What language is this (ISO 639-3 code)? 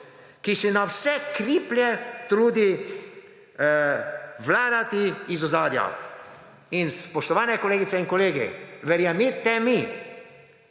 slv